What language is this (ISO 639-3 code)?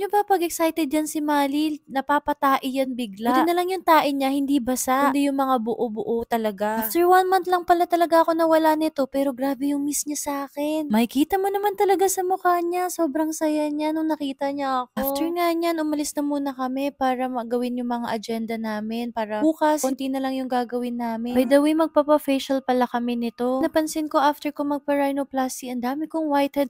fil